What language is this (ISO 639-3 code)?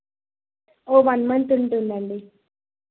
tel